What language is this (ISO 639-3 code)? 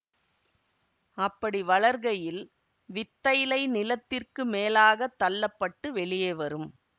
tam